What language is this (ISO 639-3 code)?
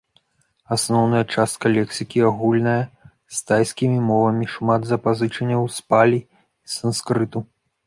bel